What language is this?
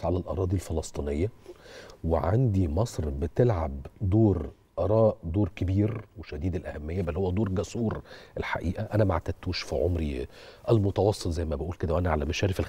Arabic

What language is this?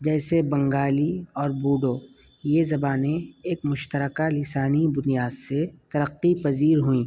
Urdu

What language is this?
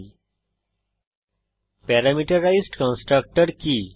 Bangla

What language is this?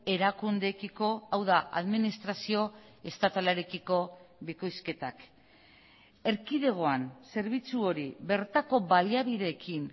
Basque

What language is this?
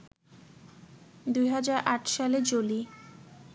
Bangla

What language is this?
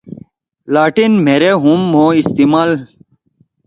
Torwali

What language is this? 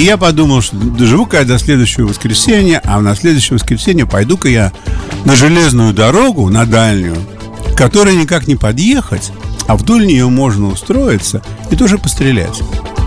Russian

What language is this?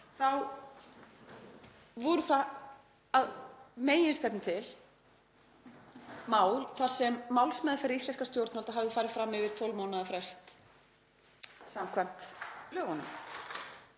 Icelandic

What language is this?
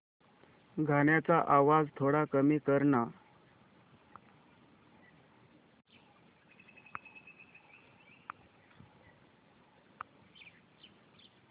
Marathi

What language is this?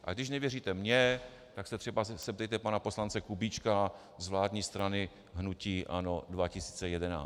Czech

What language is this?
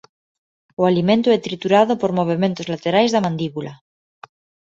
Galician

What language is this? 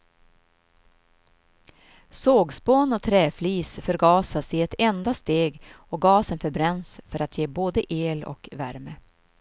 Swedish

